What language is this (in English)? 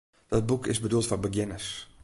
Western Frisian